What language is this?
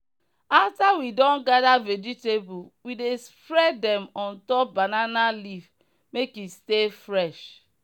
Nigerian Pidgin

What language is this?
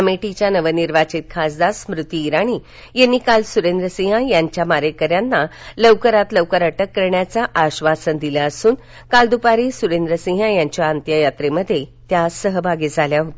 Marathi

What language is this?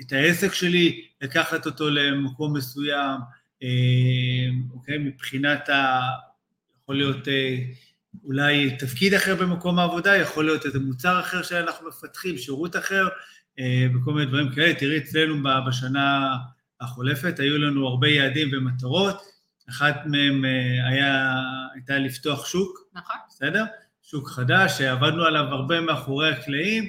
Hebrew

